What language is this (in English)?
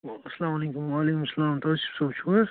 Kashmiri